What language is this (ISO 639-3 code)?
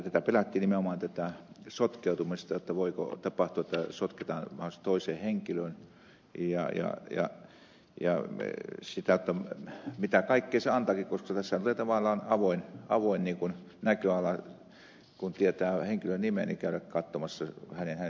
fin